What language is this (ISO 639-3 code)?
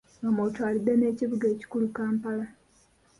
lug